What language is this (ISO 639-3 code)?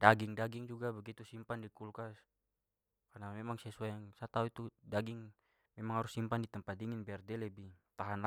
pmy